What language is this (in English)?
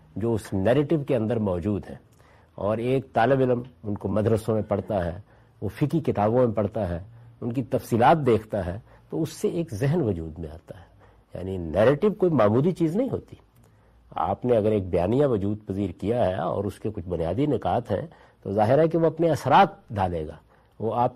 Urdu